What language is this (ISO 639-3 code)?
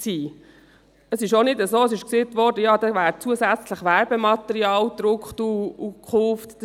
gsw